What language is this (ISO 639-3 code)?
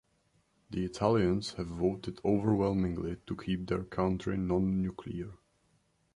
eng